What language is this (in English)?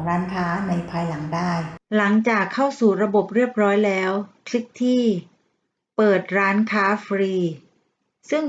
Thai